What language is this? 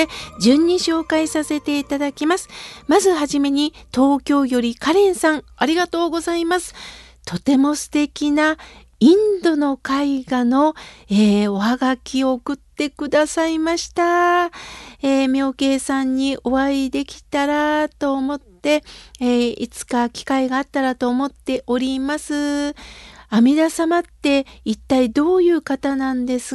Japanese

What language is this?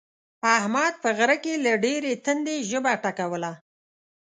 Pashto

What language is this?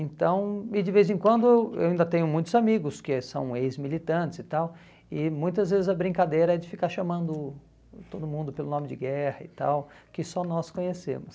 Portuguese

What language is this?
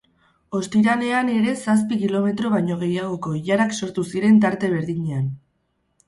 Basque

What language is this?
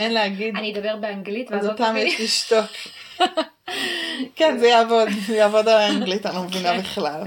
Hebrew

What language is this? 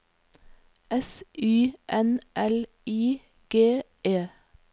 Norwegian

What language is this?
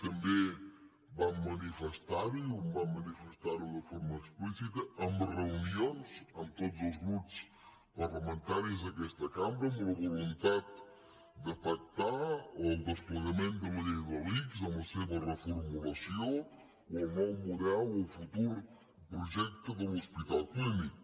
Catalan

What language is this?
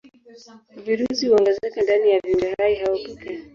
Swahili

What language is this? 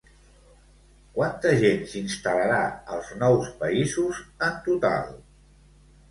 Catalan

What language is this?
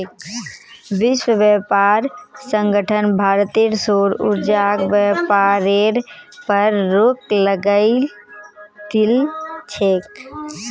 Magahi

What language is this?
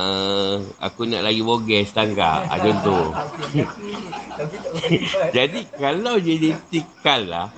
Malay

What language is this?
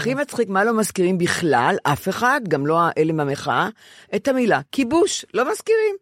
Hebrew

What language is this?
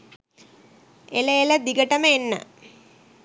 Sinhala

